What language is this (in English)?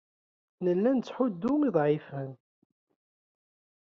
Kabyle